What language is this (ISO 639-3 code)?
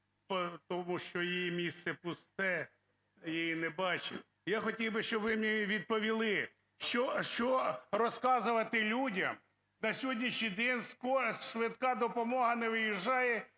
ukr